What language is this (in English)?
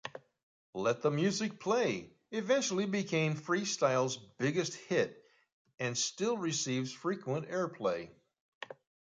English